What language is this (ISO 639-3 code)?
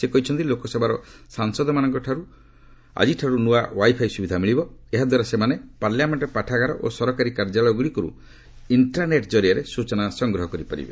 ori